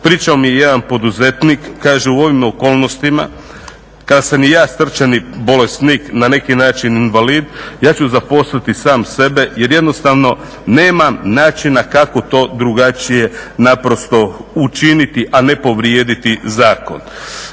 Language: Croatian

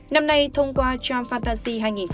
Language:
Vietnamese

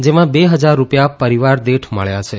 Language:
Gujarati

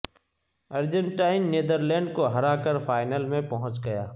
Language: Urdu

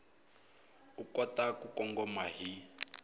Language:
Tsonga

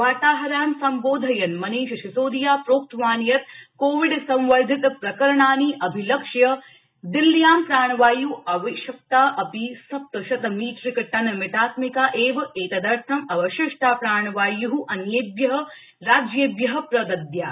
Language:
Sanskrit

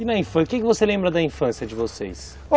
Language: Portuguese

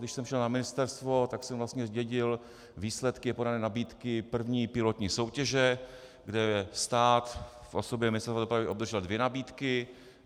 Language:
Czech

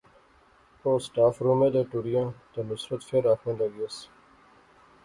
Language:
Pahari-Potwari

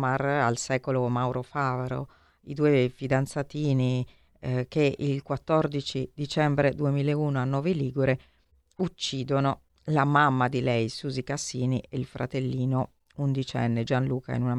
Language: Italian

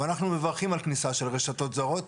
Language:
Hebrew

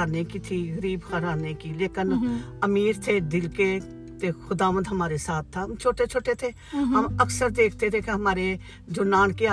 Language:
Urdu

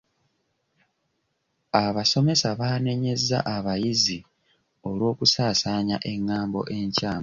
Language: Ganda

